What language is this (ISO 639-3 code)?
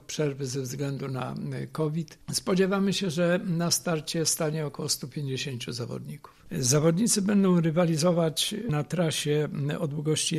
pol